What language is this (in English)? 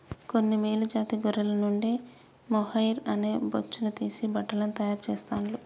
Telugu